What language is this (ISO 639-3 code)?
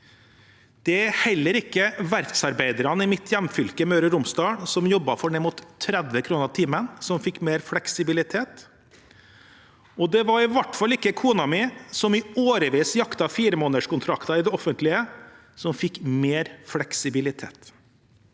nor